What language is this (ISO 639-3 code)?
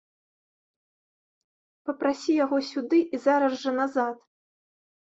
bel